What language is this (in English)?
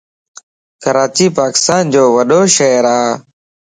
Lasi